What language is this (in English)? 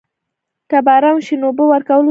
Pashto